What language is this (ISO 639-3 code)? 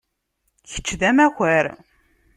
kab